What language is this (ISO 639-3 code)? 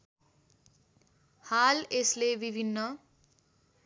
nep